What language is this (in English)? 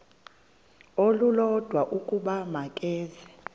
Xhosa